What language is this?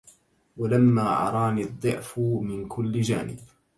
Arabic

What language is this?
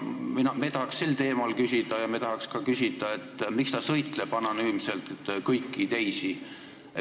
Estonian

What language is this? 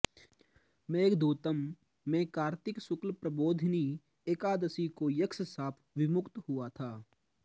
Sanskrit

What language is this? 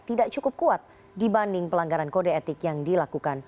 Indonesian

